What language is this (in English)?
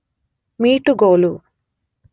Kannada